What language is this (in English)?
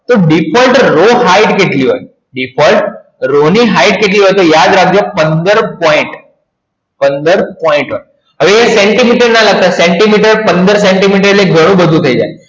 Gujarati